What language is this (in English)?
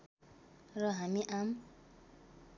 Nepali